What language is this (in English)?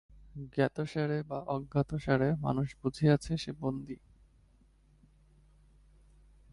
Bangla